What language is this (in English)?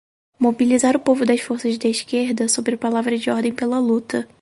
Portuguese